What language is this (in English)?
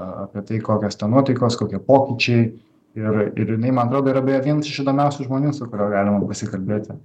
Lithuanian